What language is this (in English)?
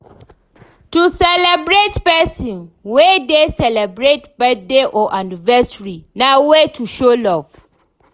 Nigerian Pidgin